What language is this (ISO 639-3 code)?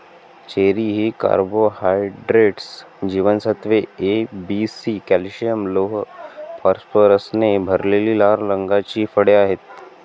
mar